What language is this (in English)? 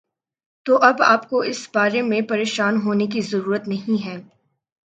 Urdu